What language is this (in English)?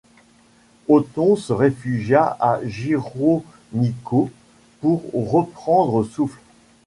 French